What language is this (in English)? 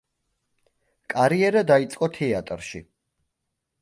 Georgian